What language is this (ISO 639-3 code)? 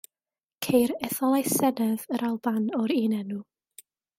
cym